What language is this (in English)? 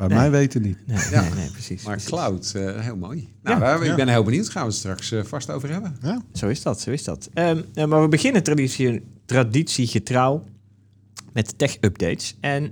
Dutch